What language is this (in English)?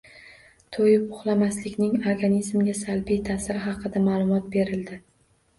Uzbek